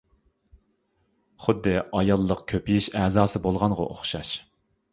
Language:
Uyghur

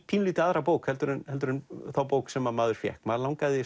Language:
Icelandic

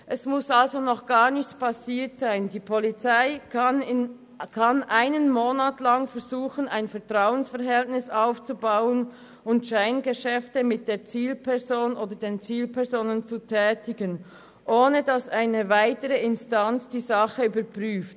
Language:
Swiss German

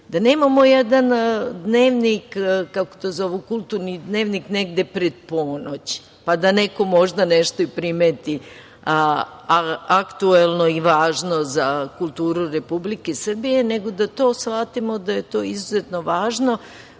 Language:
Serbian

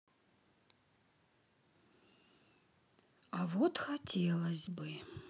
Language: Russian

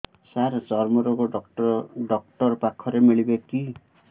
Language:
Odia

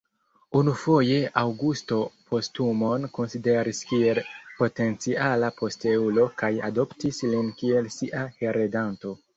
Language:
Esperanto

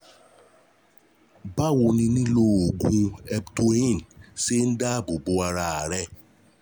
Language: Yoruba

